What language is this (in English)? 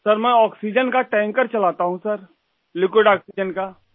Urdu